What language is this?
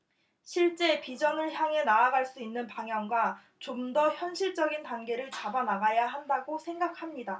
Korean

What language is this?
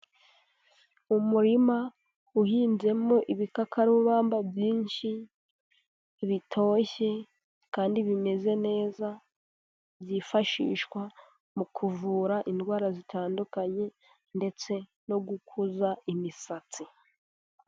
Kinyarwanda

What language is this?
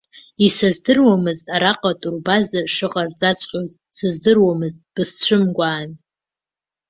Abkhazian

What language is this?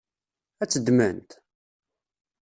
Kabyle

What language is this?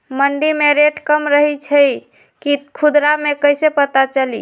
Magahi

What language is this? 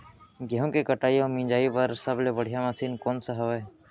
Chhattisgarhi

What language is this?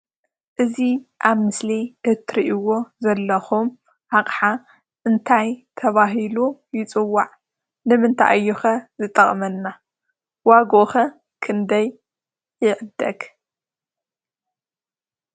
Tigrinya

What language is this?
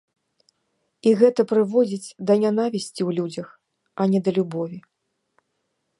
Belarusian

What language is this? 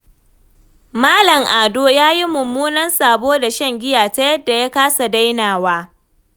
Hausa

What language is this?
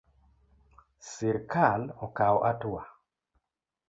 Luo (Kenya and Tanzania)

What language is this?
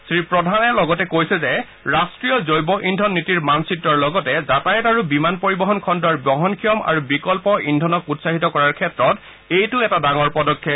Assamese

